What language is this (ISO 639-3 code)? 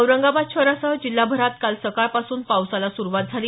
mar